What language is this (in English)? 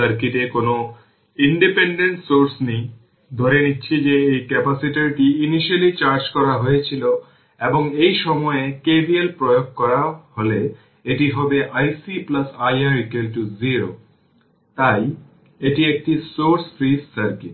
Bangla